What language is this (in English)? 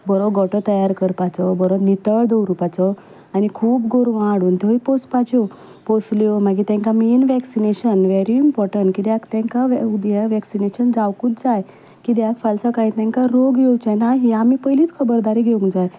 Konkani